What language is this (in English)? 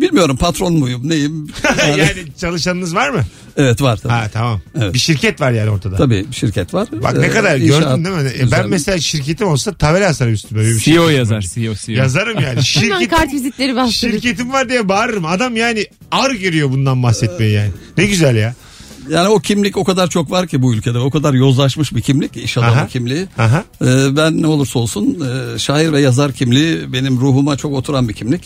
Turkish